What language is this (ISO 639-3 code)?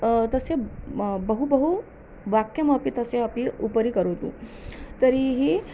san